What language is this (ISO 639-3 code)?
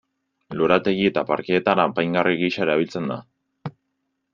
eus